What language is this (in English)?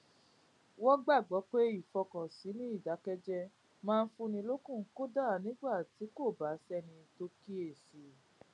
Yoruba